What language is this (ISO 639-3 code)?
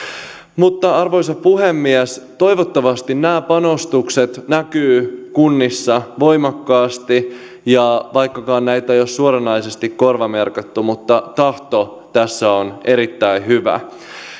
fin